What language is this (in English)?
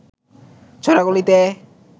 Bangla